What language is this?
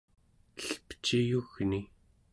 Central Yupik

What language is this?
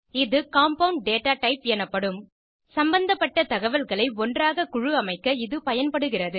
Tamil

